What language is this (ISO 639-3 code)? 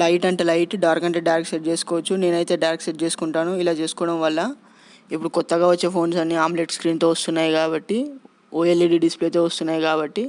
tel